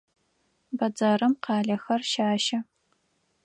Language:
Adyghe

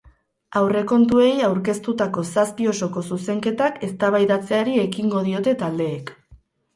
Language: Basque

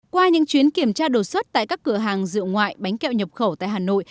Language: Vietnamese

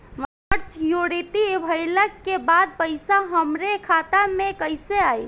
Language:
Bhojpuri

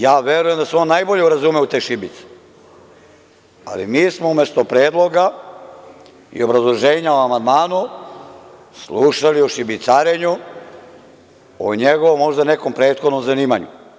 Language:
Serbian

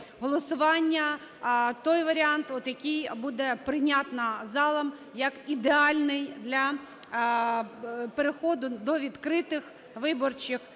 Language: Ukrainian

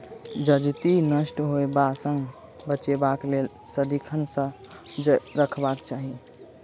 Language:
Maithili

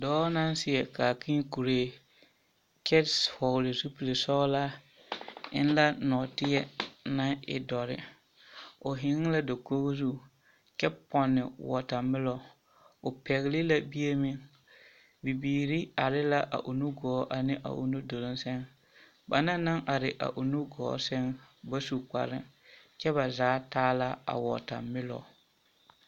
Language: Southern Dagaare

